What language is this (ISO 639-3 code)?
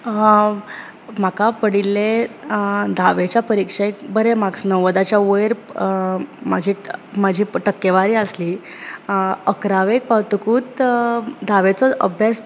kok